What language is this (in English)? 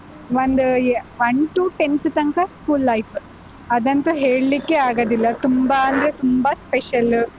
Kannada